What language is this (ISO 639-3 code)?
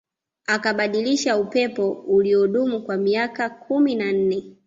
swa